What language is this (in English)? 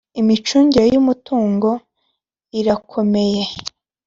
Kinyarwanda